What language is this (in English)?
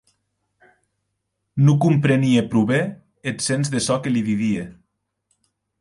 Occitan